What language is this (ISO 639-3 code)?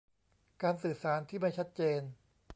tha